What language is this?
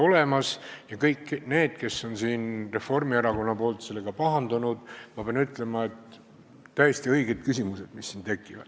Estonian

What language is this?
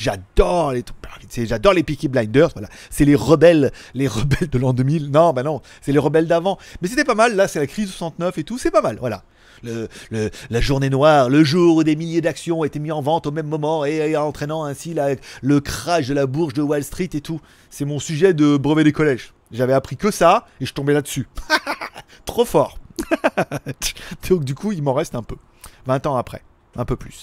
French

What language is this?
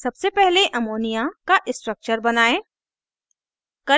Hindi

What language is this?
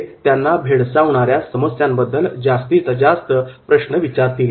Marathi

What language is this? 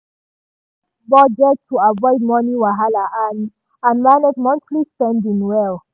Nigerian Pidgin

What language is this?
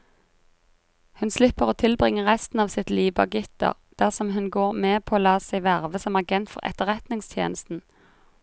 Norwegian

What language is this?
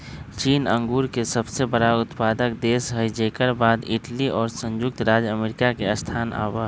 Magahi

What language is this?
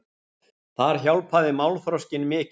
Icelandic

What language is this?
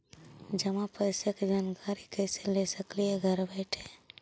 Magahi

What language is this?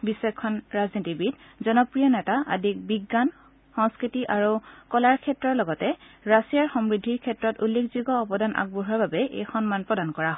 Assamese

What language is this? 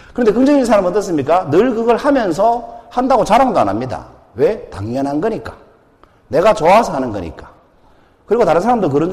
Korean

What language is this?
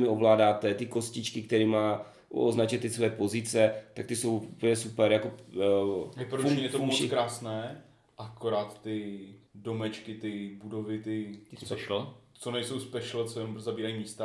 Czech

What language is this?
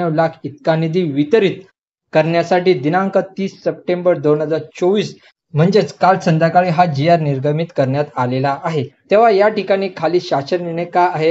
Marathi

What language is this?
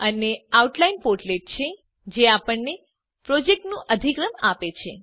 Gujarati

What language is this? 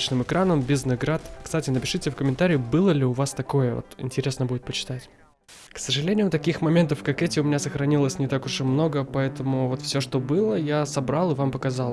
Russian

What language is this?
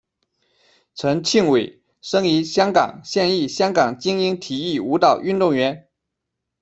Chinese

